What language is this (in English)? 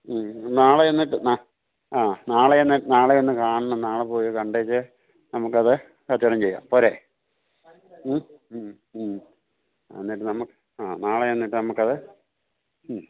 Malayalam